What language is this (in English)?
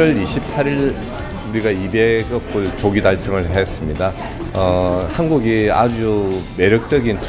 Korean